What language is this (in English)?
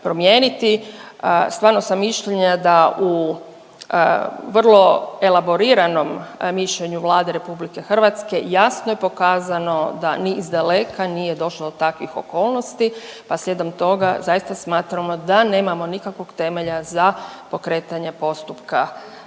Croatian